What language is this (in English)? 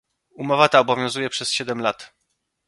Polish